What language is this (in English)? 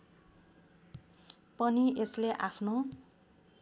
Nepali